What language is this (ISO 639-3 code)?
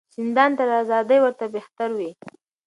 pus